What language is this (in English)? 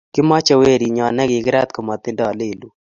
Kalenjin